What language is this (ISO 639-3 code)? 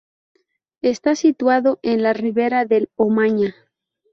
spa